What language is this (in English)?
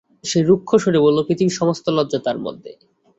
Bangla